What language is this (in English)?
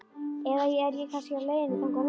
Icelandic